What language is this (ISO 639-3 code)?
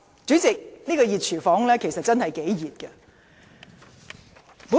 yue